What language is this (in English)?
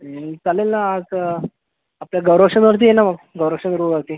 Marathi